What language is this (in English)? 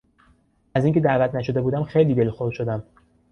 Persian